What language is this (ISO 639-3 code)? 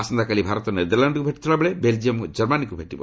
ori